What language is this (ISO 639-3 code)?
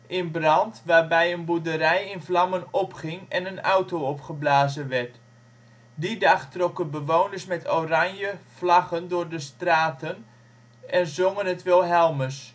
nld